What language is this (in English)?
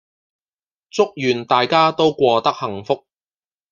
Cantonese